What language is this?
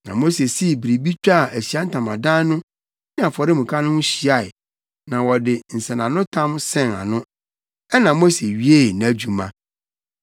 Akan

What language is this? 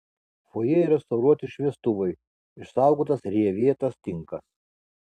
Lithuanian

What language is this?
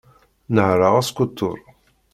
Kabyle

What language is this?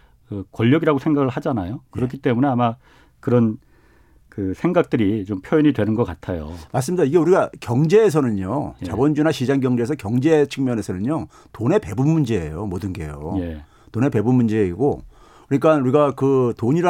Korean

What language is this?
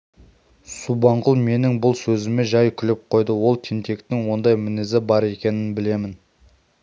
Kazakh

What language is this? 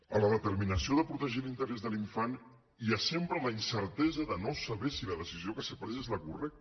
Catalan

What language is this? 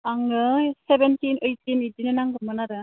Bodo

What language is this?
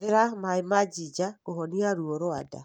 Kikuyu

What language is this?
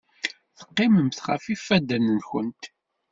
Kabyle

